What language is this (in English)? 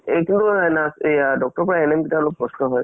Assamese